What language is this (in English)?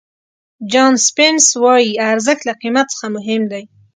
Pashto